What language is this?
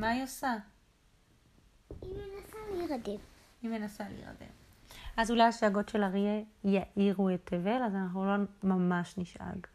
Hebrew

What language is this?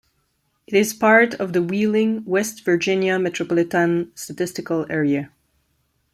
English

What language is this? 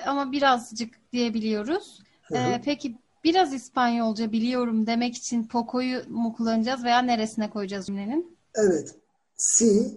Turkish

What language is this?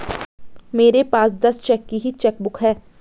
Hindi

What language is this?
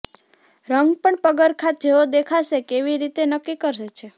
Gujarati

